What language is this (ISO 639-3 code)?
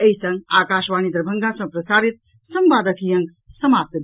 mai